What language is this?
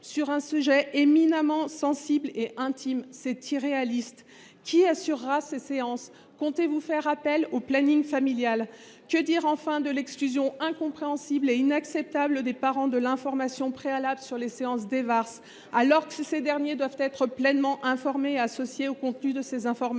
French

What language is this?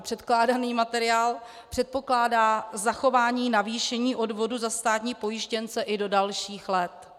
Czech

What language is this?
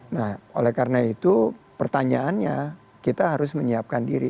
Indonesian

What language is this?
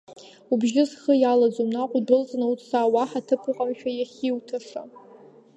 Abkhazian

